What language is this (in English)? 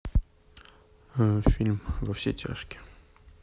Russian